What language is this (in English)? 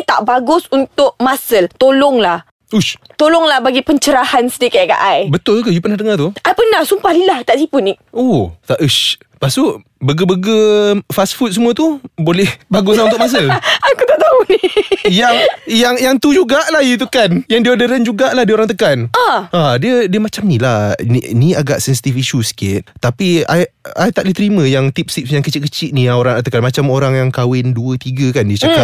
Malay